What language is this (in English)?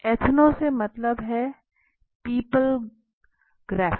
Hindi